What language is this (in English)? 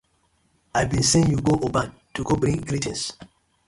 Nigerian Pidgin